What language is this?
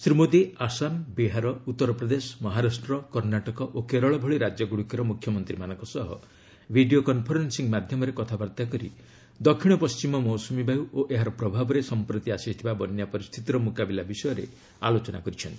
Odia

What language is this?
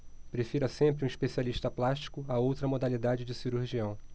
Portuguese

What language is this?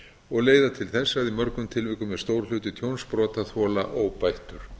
Icelandic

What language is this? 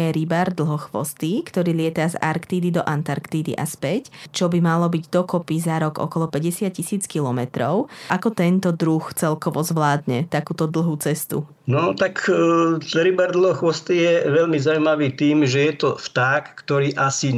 Slovak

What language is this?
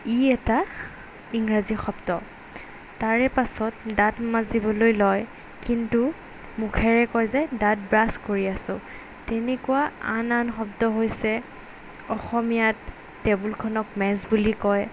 Assamese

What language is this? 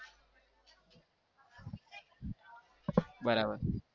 Gujarati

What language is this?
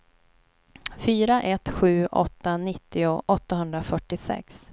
Swedish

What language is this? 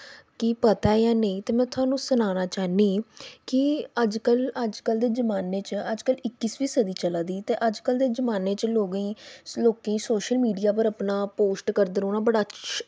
Dogri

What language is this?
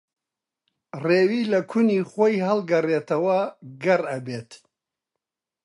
Central Kurdish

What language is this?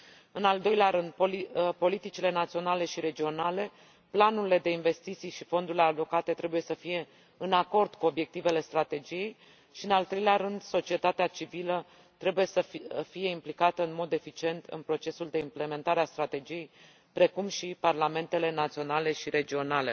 Romanian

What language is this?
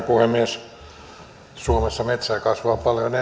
Finnish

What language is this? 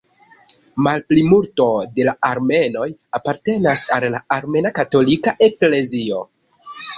Esperanto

